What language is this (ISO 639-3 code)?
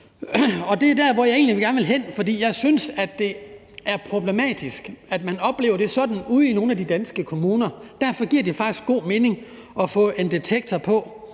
dan